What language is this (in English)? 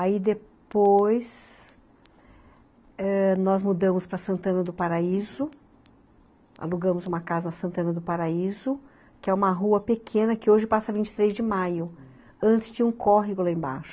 Portuguese